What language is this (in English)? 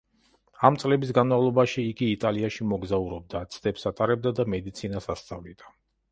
Georgian